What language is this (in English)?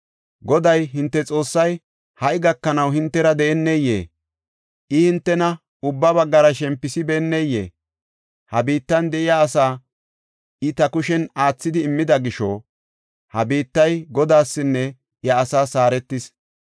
Gofa